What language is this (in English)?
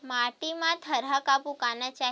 Chhattisgarhi